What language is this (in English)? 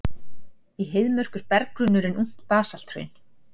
Icelandic